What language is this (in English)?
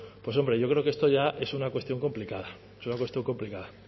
Spanish